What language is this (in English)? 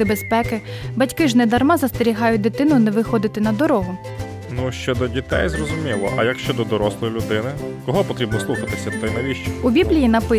Ukrainian